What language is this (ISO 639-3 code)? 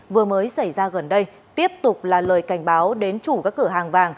vie